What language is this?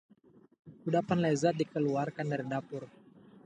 Indonesian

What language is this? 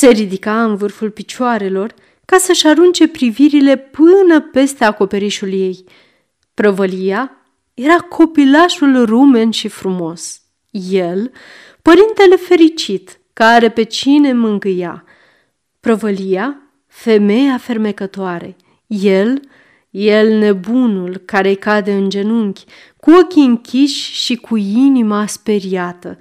Romanian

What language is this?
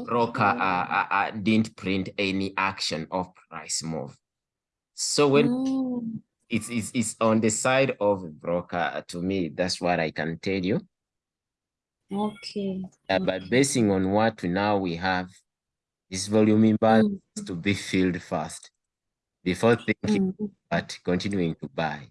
English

